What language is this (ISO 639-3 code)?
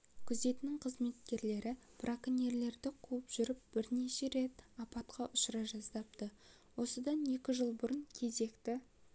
kaz